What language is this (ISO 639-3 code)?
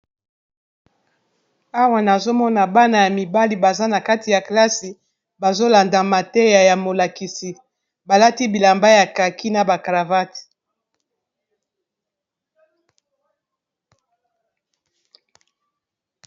lin